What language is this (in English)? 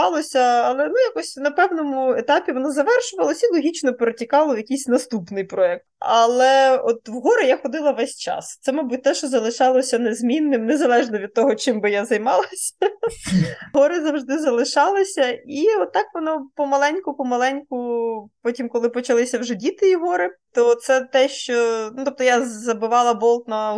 Ukrainian